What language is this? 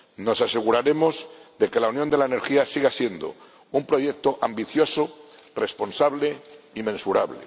Spanish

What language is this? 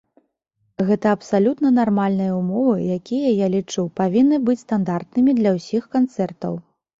Belarusian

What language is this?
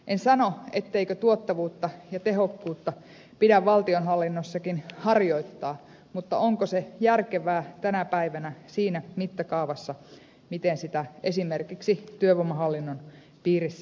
Finnish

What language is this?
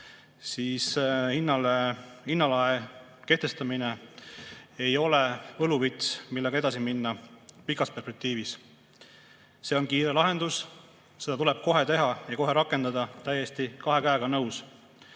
Estonian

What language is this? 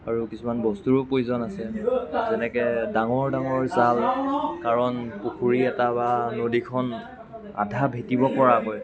Assamese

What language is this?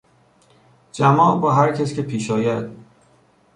Persian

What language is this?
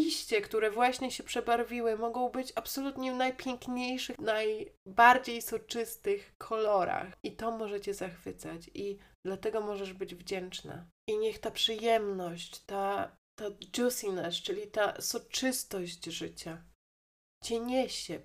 Polish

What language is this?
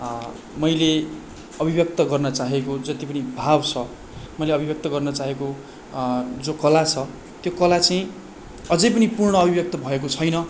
Nepali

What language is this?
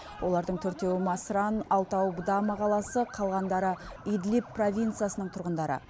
Kazakh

